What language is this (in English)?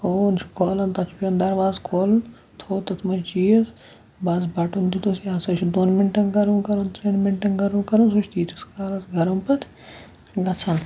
Kashmiri